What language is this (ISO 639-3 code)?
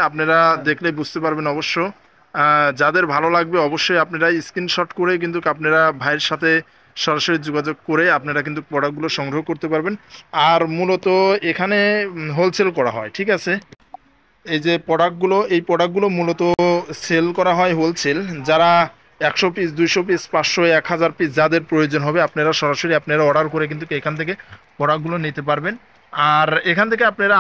ben